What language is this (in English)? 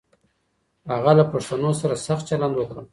Pashto